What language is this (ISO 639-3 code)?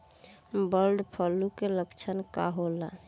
bho